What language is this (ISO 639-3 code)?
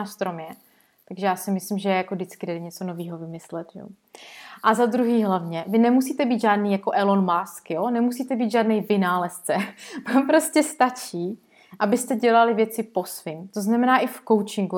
ces